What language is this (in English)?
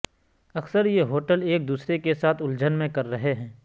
Urdu